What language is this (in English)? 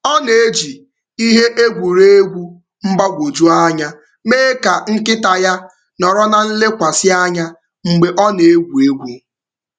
Igbo